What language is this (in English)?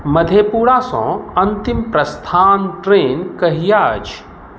Maithili